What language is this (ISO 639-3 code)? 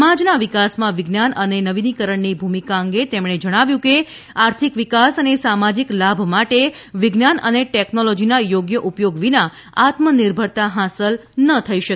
guj